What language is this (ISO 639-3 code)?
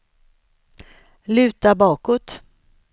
swe